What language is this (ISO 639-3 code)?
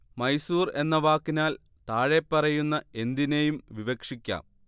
mal